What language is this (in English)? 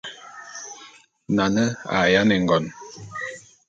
Bulu